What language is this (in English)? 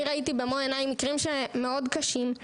Hebrew